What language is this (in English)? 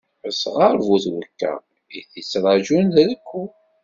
Kabyle